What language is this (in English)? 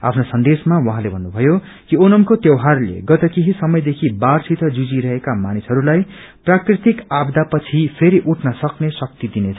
Nepali